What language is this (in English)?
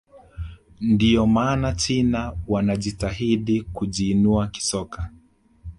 Swahili